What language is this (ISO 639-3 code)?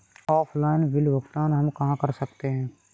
hin